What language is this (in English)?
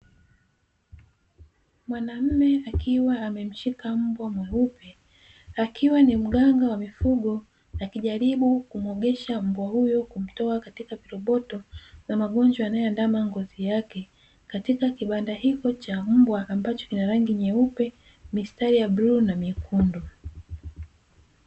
Swahili